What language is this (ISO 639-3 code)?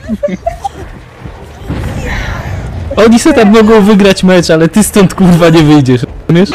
pol